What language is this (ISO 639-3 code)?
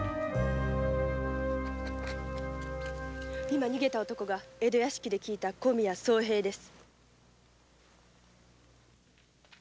jpn